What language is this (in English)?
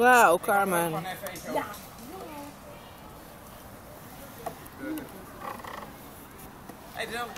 Dutch